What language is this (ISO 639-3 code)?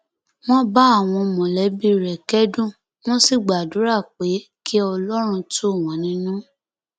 yor